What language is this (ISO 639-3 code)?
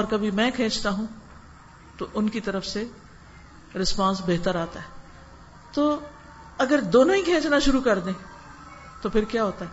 urd